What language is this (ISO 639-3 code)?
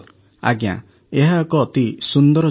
ori